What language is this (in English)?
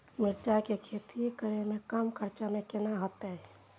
Maithili